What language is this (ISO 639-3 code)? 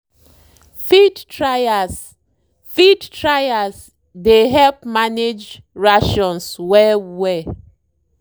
pcm